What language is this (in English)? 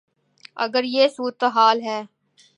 Urdu